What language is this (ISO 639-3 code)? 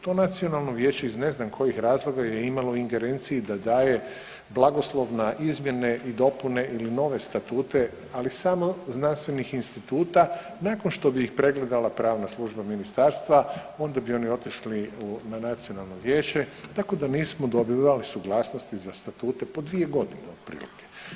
hrv